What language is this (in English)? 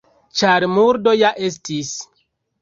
Esperanto